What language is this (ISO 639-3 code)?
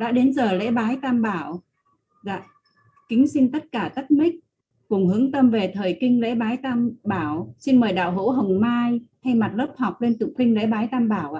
vie